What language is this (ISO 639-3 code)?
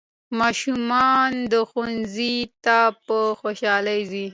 pus